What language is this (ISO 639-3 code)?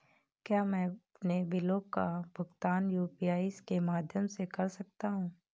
hin